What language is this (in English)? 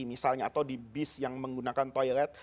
Indonesian